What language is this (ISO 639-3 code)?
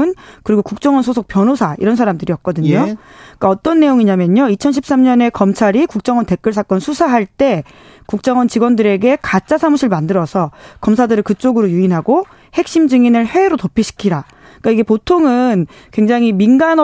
kor